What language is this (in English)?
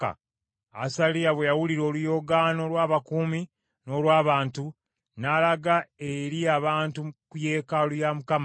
Ganda